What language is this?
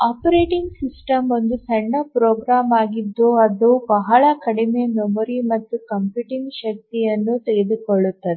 Kannada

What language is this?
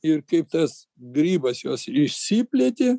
Lithuanian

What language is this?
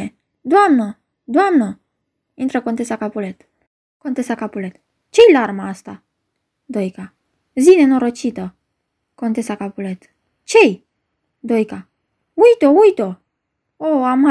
Romanian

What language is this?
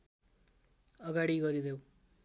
Nepali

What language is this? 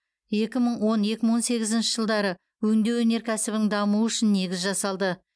Kazakh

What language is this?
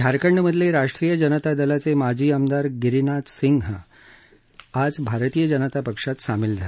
Marathi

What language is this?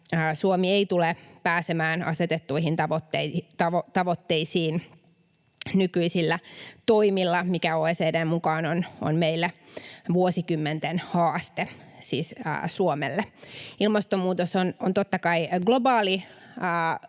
Finnish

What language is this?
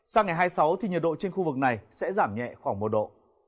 Vietnamese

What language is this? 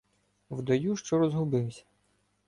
Ukrainian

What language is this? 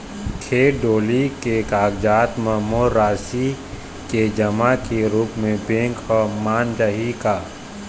Chhattisgarhi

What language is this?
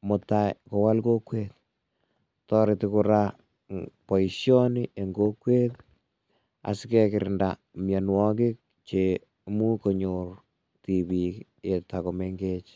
Kalenjin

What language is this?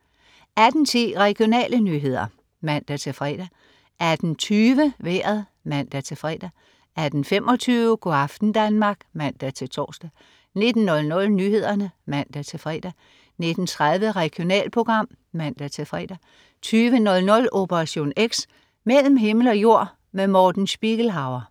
Danish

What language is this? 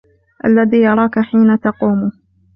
Arabic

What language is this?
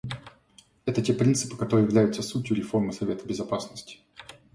Russian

